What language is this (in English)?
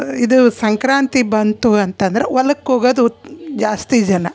Kannada